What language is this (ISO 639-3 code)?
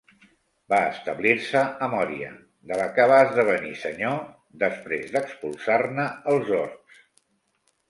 cat